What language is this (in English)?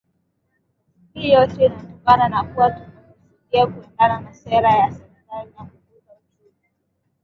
Swahili